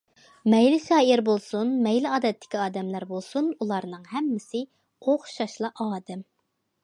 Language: Uyghur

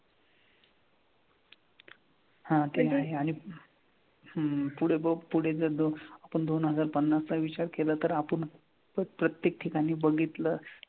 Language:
Marathi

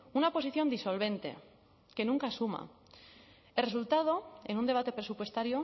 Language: Spanish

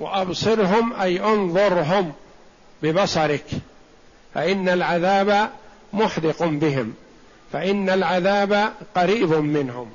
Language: Arabic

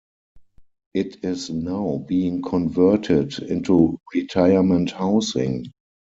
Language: English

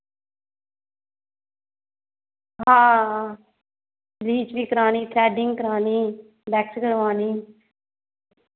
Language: Dogri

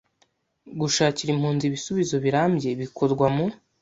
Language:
Kinyarwanda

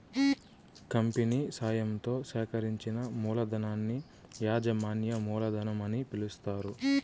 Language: Telugu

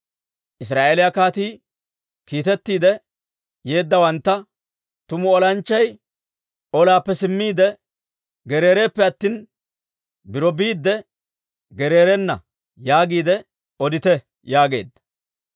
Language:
Dawro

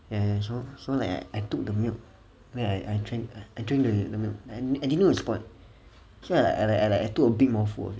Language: English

